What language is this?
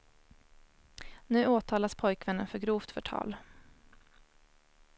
Swedish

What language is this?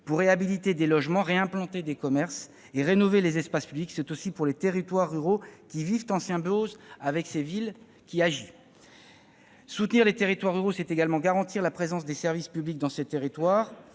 French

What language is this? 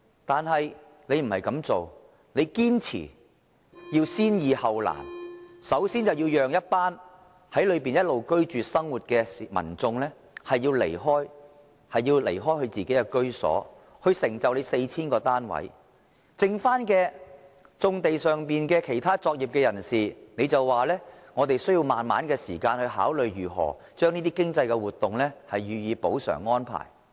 Cantonese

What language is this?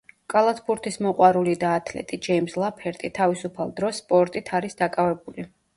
Georgian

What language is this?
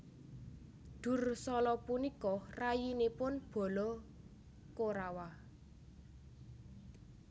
Javanese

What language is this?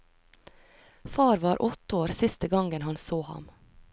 Norwegian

